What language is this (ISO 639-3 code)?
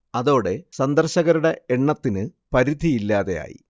mal